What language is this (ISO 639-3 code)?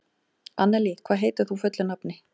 isl